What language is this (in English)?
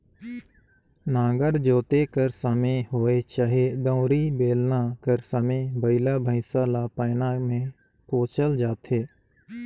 Chhattisgarhi